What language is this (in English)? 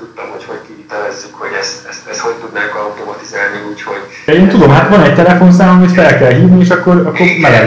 Hungarian